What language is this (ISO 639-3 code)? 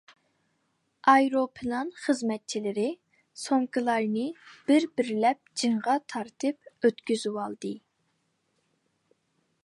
uig